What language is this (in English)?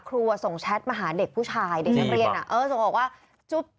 Thai